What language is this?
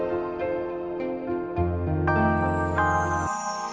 Indonesian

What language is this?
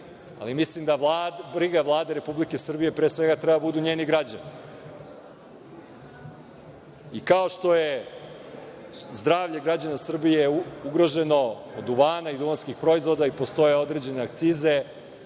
Serbian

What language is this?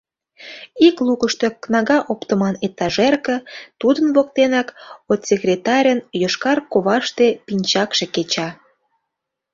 Mari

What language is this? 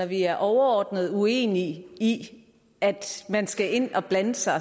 Danish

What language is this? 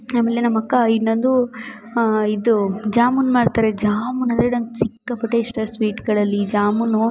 Kannada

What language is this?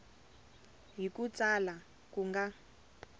Tsonga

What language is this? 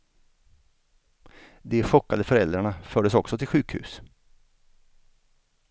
Swedish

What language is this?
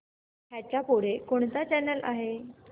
Marathi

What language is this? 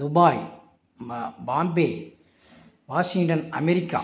Tamil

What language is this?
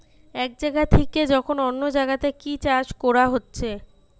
Bangla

